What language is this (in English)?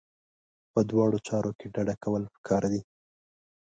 Pashto